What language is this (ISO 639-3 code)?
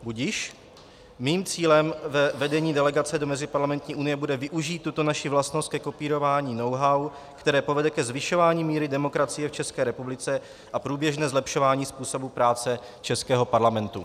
ces